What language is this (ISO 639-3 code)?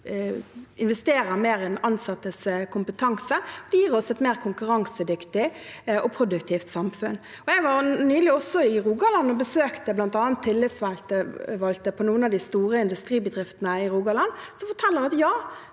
nor